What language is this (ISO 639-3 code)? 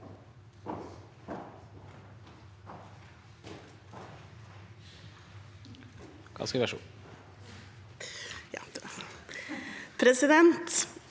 nor